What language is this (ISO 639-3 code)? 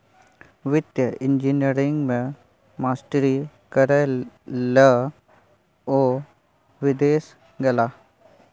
mai